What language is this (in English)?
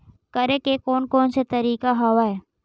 Chhattisgarhi